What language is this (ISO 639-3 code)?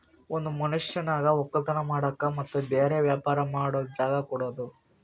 kan